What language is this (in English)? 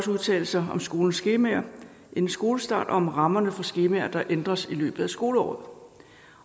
Danish